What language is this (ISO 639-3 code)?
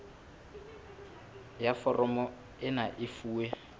sot